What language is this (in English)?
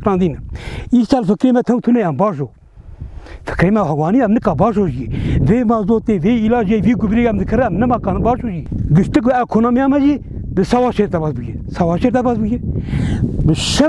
Persian